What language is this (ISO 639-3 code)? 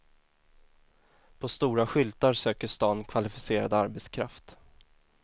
swe